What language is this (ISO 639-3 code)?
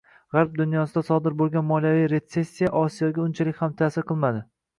uzb